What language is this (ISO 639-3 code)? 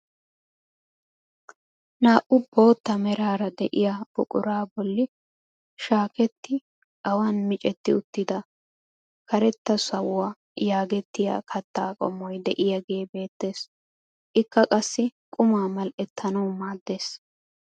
wal